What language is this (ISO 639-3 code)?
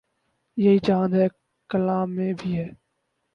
urd